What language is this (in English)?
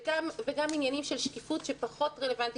Hebrew